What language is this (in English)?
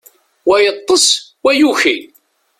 Kabyle